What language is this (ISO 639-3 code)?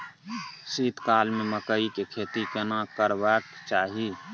mai